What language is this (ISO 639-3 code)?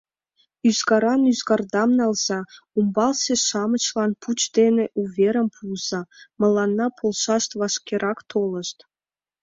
chm